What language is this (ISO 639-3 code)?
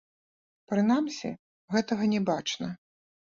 bel